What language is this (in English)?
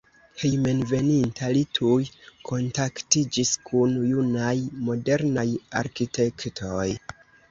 Esperanto